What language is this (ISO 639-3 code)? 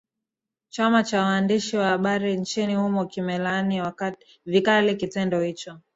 swa